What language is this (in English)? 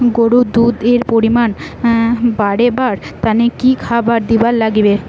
Bangla